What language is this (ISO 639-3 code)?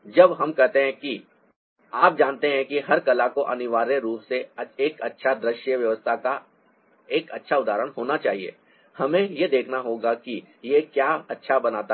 hin